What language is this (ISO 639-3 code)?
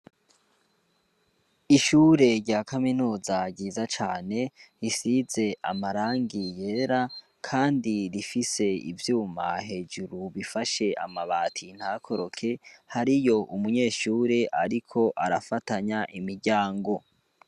run